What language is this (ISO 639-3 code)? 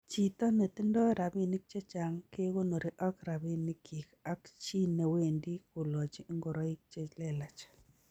kln